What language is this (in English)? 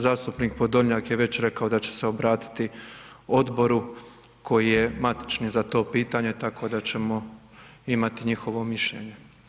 Croatian